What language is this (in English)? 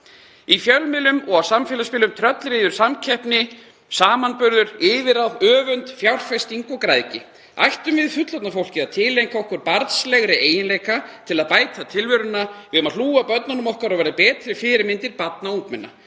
Icelandic